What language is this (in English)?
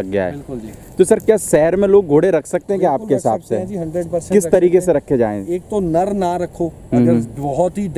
Hindi